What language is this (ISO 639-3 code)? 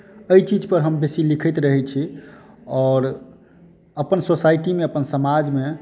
mai